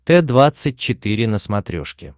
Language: Russian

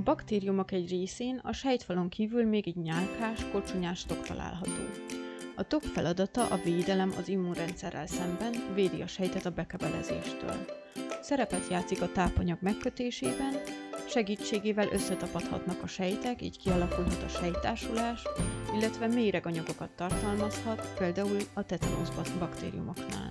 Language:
Hungarian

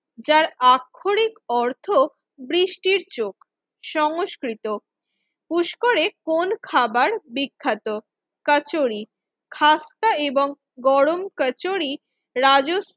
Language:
Bangla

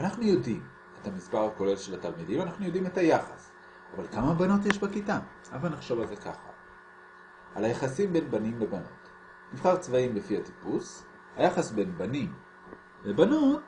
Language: Hebrew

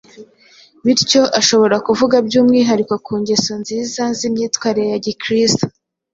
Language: Kinyarwanda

